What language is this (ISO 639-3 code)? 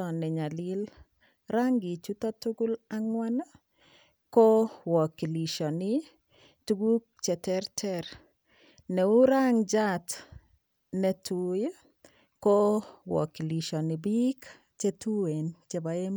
kln